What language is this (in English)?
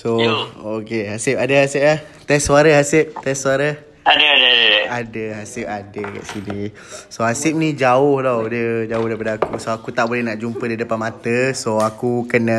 Malay